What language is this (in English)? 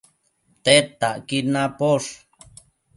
Matsés